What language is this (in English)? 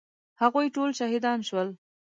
Pashto